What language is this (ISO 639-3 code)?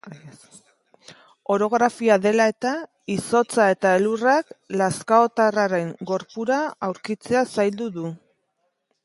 eus